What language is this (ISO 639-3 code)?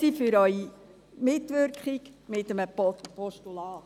gsw